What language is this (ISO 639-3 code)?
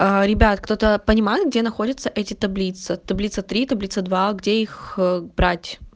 rus